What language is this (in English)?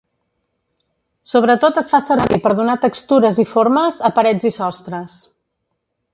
Catalan